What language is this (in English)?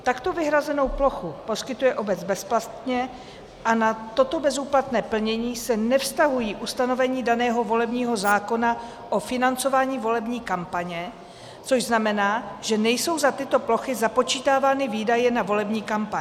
Czech